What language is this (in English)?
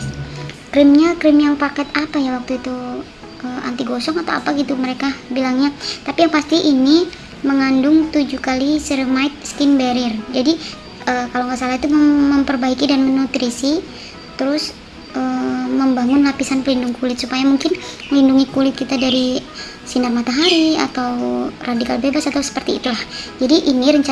Indonesian